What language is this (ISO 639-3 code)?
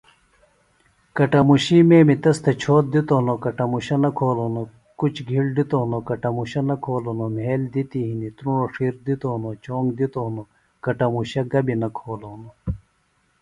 phl